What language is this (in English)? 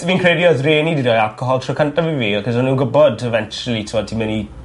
Welsh